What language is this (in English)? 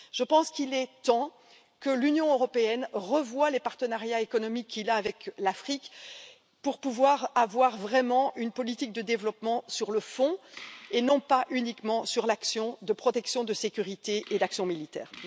French